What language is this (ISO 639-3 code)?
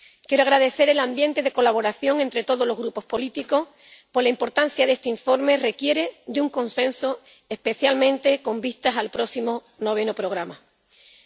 spa